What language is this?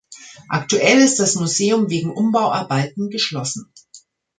German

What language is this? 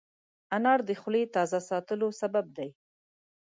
Pashto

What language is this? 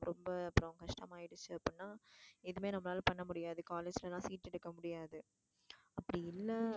Tamil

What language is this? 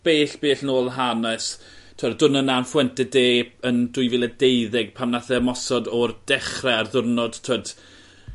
Welsh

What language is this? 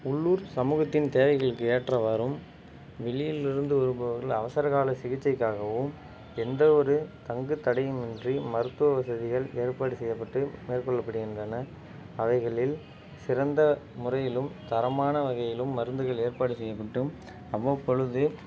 Tamil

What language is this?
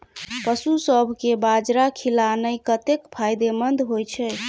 Maithili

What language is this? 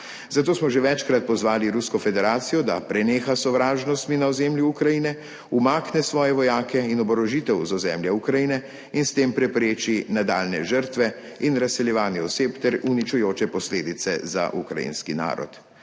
Slovenian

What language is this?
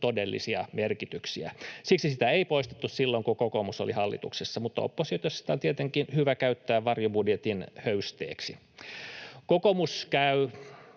Finnish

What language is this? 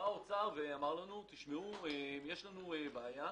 Hebrew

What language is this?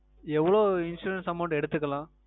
Tamil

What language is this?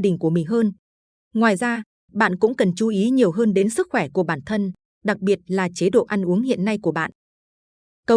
Vietnamese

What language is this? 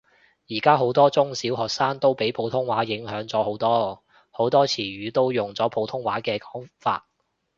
Cantonese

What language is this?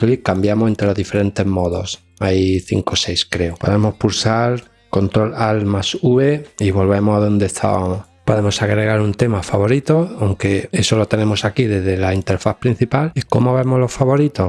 Spanish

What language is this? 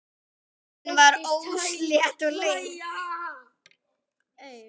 Icelandic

